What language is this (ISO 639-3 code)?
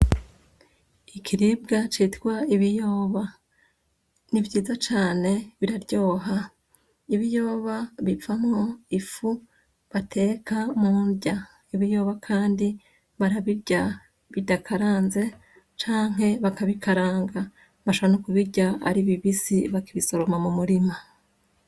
run